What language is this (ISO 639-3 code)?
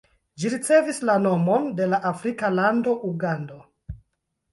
epo